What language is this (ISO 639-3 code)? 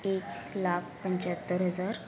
mar